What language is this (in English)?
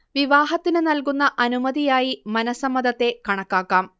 Malayalam